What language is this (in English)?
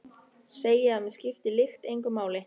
Icelandic